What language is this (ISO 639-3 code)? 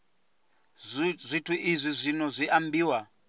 ven